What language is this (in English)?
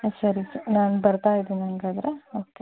Kannada